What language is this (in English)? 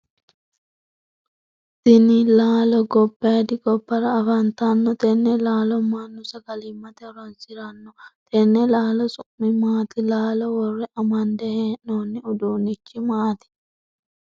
Sidamo